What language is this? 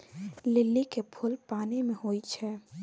Maithili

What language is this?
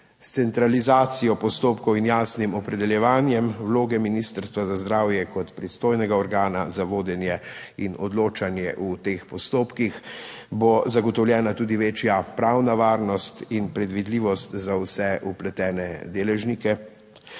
Slovenian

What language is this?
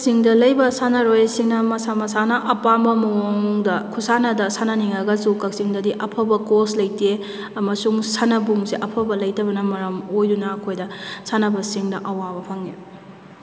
Manipuri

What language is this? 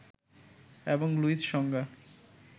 Bangla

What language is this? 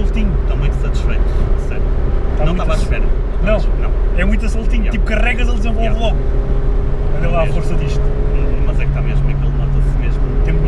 Portuguese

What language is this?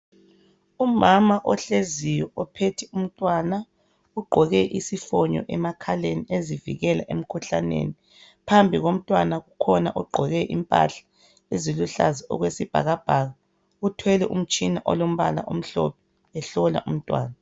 North Ndebele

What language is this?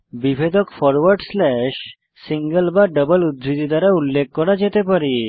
Bangla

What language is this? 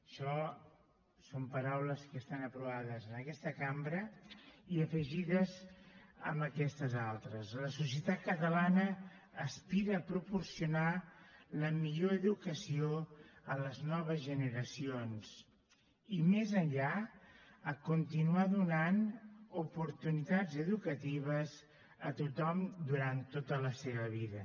Catalan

